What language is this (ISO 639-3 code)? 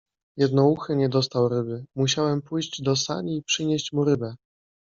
pol